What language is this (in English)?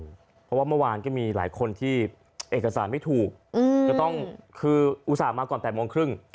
Thai